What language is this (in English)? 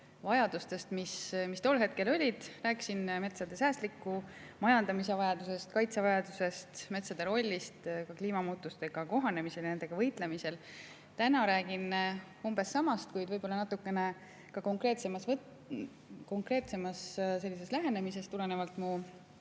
Estonian